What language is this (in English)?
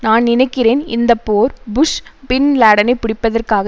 Tamil